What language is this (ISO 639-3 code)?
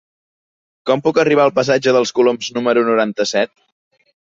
cat